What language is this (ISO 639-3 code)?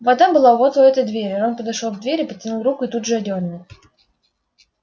rus